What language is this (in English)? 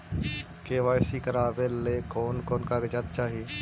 Magahi